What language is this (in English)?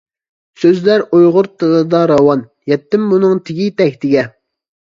Uyghur